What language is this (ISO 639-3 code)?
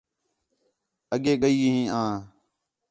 xhe